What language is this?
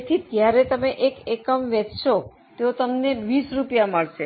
Gujarati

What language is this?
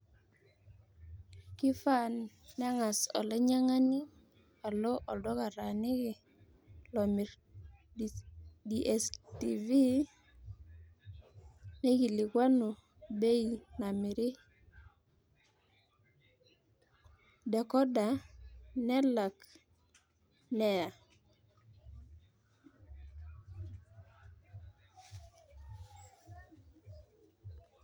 Masai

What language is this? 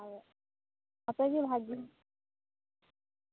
Santali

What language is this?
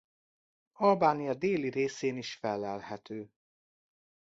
Hungarian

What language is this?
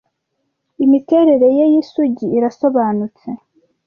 Kinyarwanda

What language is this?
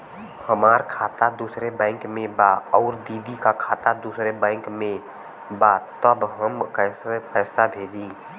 Bhojpuri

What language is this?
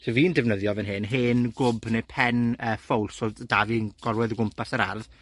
Welsh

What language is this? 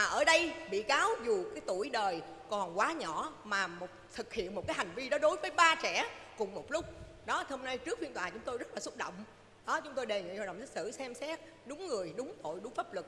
Vietnamese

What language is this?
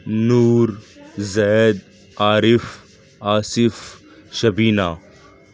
Urdu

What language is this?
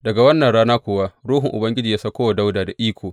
Hausa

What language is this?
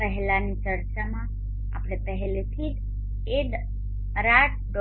Gujarati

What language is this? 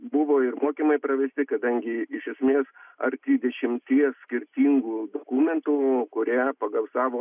Lithuanian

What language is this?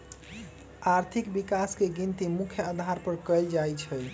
Magahi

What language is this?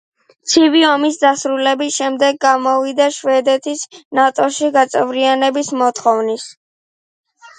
Georgian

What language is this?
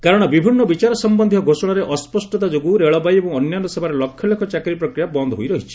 Odia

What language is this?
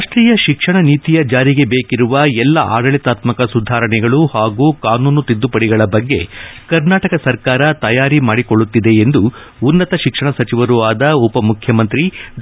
Kannada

